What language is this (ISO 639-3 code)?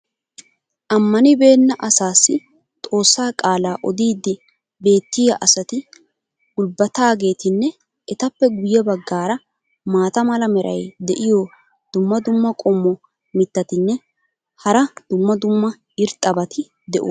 wal